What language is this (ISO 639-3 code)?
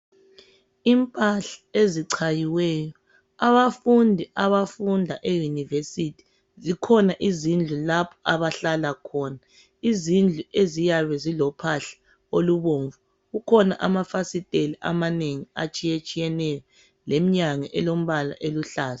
nde